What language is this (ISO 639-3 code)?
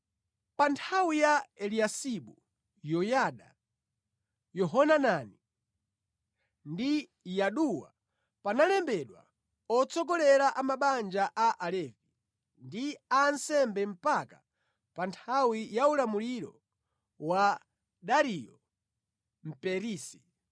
nya